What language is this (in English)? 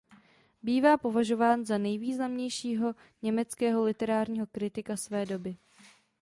Czech